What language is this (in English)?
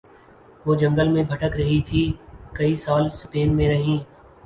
Urdu